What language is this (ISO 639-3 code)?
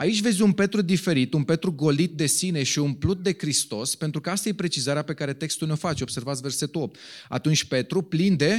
ron